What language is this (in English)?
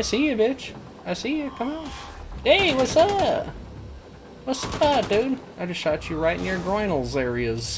English